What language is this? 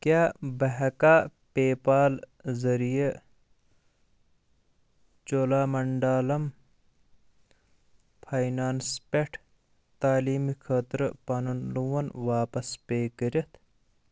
Kashmiri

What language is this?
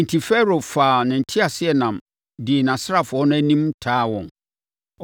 Akan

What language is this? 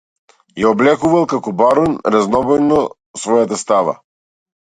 Macedonian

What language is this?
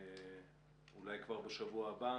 Hebrew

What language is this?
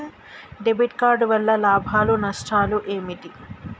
Telugu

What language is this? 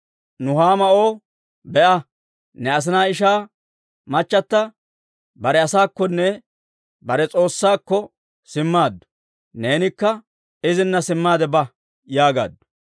Dawro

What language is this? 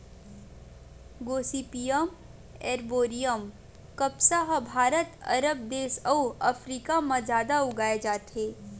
Chhattisgarhi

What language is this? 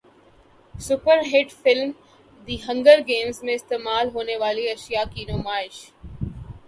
Urdu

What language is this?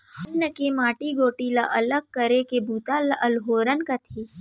Chhattisgarhi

